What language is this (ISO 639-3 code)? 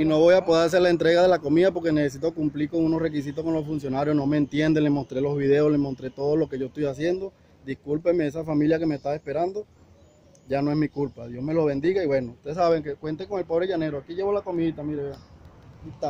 spa